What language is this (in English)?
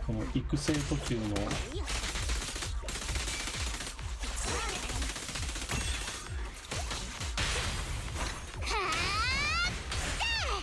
Japanese